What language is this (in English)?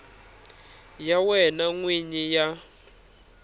Tsonga